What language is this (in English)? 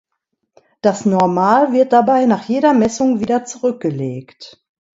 German